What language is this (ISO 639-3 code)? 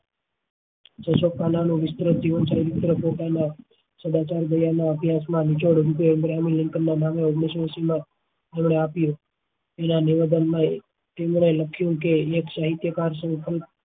guj